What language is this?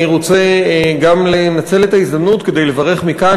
Hebrew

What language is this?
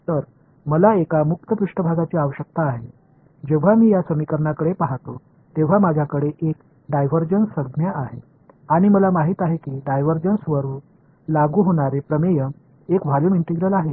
Marathi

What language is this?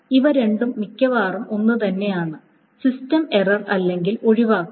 Malayalam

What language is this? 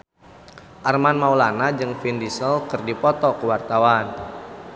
Sundanese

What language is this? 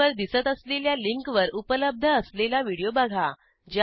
Marathi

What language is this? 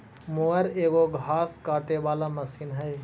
Magahi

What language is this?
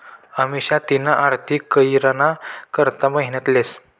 Marathi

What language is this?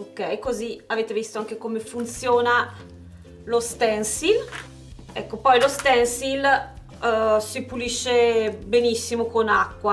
Italian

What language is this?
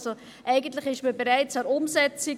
Swiss German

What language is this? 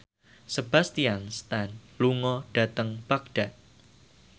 Javanese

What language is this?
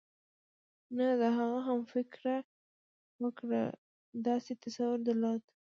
Pashto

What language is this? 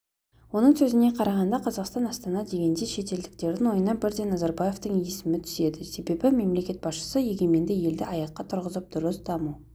Kazakh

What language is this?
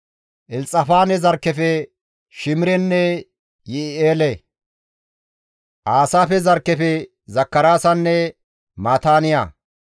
Gamo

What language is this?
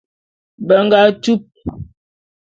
Bulu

